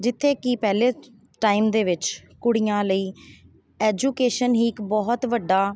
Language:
Punjabi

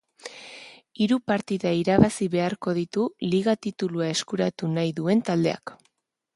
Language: Basque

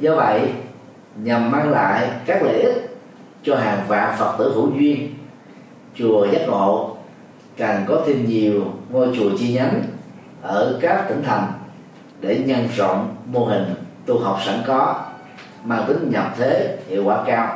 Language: Vietnamese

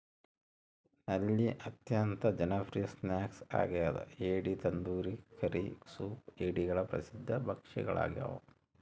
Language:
Kannada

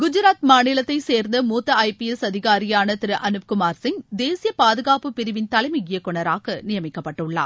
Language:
Tamil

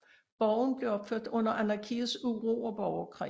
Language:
Danish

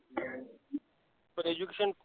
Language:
Marathi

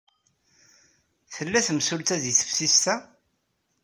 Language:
Kabyle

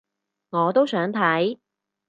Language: Cantonese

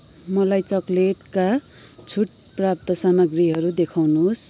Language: Nepali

